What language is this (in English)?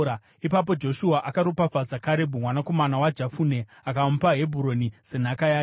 Shona